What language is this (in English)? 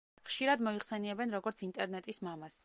Georgian